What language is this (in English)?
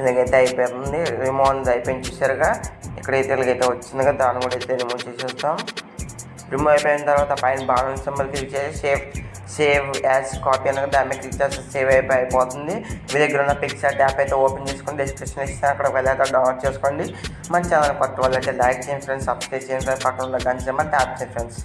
Telugu